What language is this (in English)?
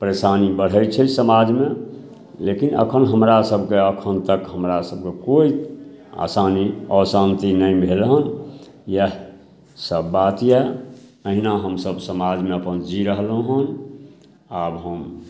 Maithili